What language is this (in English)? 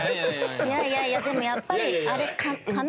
Japanese